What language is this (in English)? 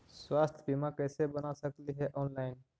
Magahi